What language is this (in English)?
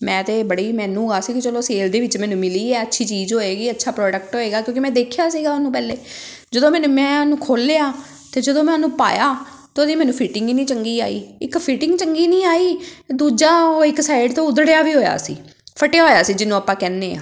Punjabi